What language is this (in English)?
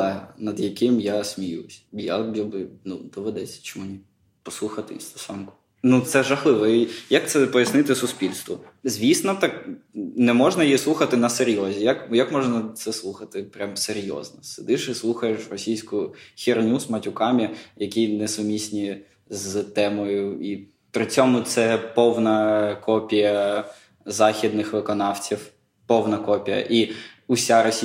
Ukrainian